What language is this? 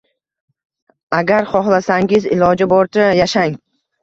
Uzbek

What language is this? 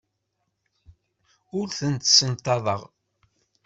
Kabyle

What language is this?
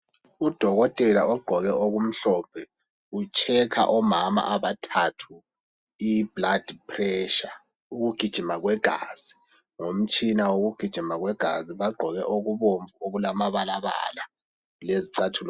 North Ndebele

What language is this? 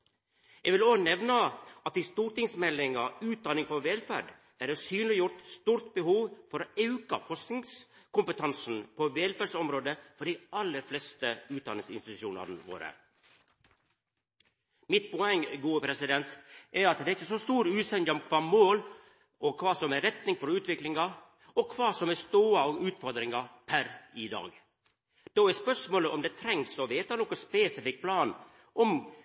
Norwegian Nynorsk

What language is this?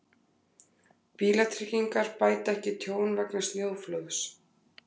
Icelandic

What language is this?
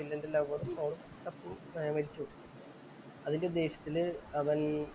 Malayalam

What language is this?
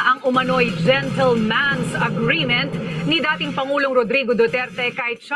Filipino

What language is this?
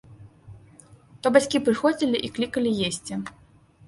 Belarusian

